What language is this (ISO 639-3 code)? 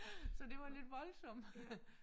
dan